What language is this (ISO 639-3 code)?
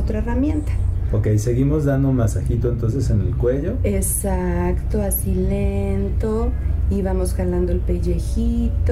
spa